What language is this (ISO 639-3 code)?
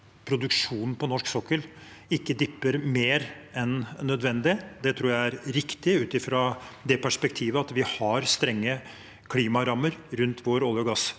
nor